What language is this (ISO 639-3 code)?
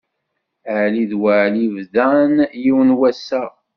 kab